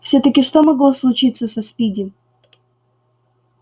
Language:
Russian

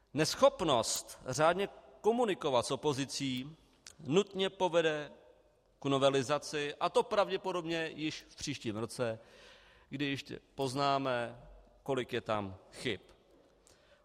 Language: Czech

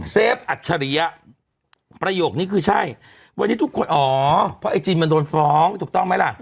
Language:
Thai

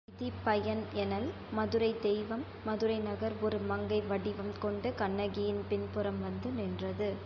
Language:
Tamil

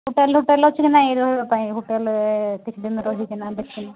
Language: Odia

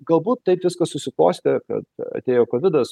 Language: Lithuanian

